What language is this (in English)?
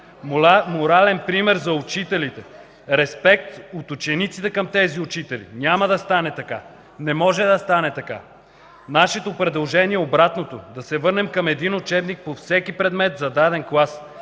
Bulgarian